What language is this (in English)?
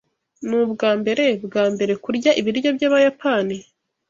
Kinyarwanda